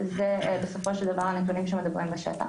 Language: Hebrew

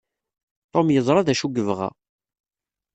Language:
Kabyle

